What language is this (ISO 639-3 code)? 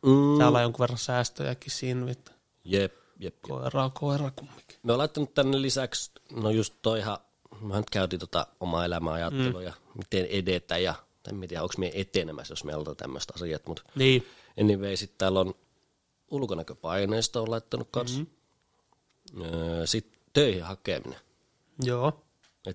fin